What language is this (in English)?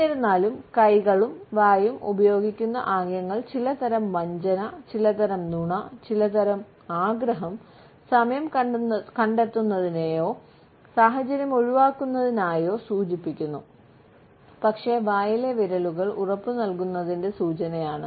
Malayalam